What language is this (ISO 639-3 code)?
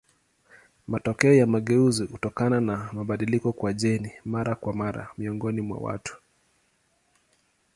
swa